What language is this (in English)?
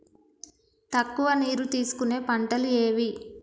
Telugu